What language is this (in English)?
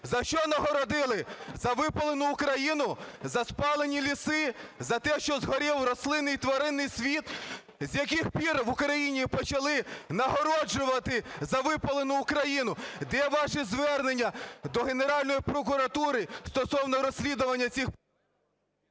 Ukrainian